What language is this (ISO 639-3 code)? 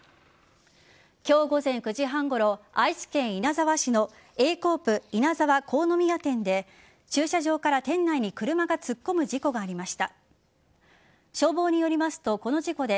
jpn